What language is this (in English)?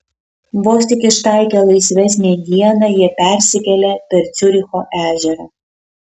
Lithuanian